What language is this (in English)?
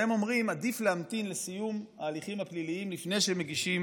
Hebrew